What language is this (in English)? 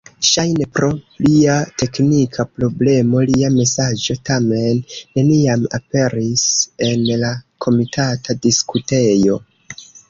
Esperanto